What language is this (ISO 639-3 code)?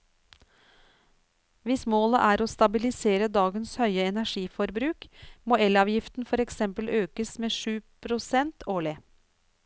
nor